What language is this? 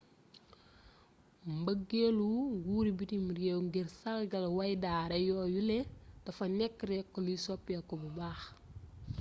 Wolof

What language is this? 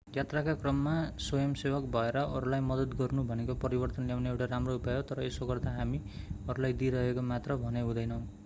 Nepali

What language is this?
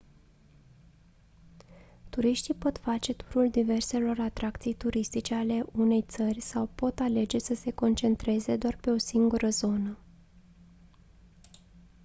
Romanian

